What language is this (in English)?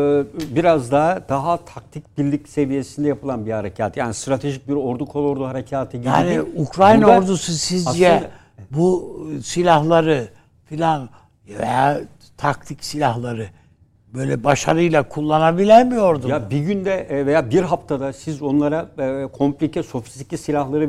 Turkish